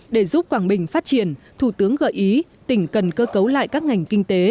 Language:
Vietnamese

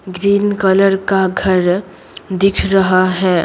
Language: Hindi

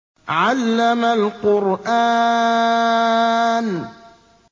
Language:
Arabic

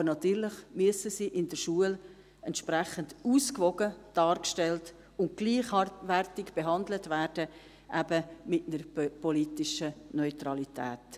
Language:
Swiss German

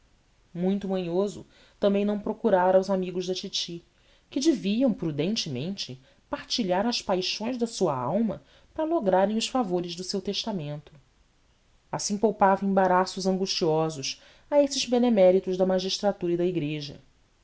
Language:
Portuguese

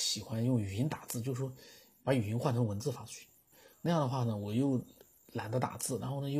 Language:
Chinese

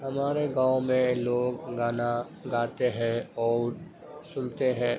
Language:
Urdu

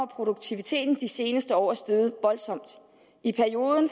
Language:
Danish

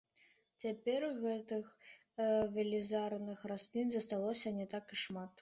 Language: Belarusian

